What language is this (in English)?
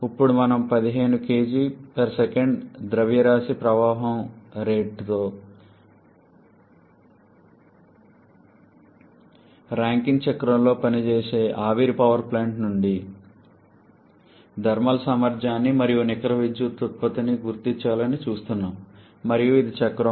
Telugu